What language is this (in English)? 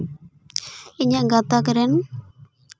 Santali